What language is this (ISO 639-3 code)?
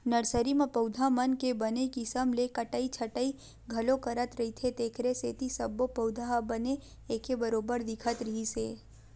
hne